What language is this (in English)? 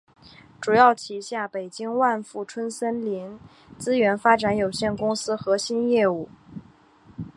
Chinese